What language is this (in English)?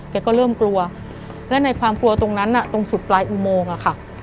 Thai